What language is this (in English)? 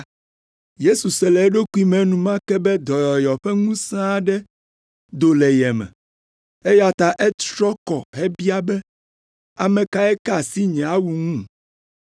Ewe